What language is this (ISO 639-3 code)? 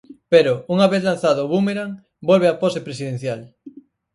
glg